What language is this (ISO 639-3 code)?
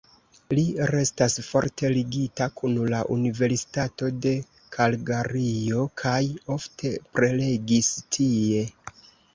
epo